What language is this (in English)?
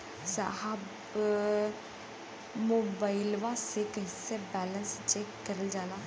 Bhojpuri